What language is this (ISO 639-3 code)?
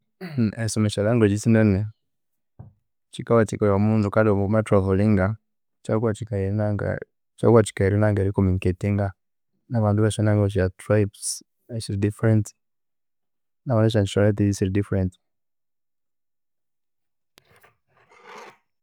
koo